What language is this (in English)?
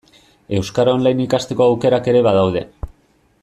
Basque